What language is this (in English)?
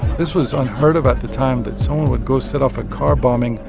English